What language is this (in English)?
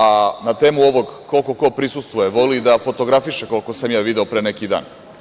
Serbian